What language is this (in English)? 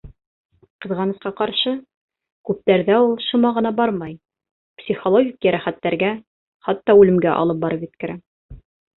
Bashkir